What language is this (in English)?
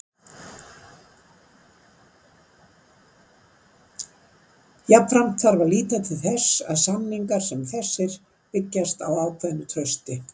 Icelandic